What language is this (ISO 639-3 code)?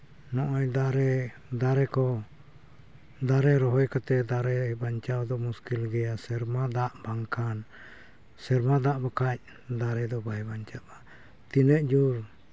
sat